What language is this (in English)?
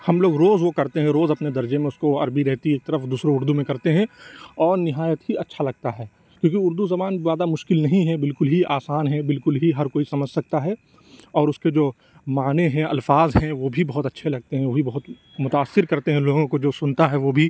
Urdu